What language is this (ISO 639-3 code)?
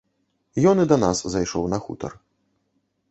bel